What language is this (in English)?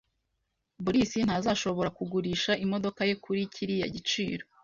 Kinyarwanda